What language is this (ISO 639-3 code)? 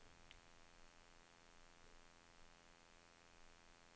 nor